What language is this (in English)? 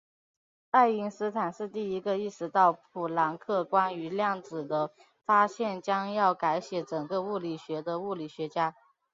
Chinese